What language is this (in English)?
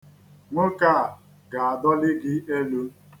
Igbo